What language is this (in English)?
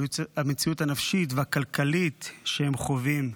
Hebrew